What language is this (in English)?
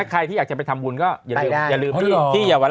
Thai